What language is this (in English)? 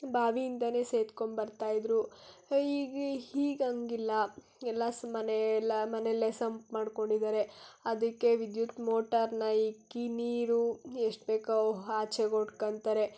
Kannada